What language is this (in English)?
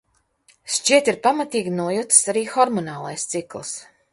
Latvian